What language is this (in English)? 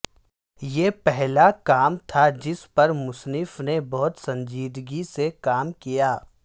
Urdu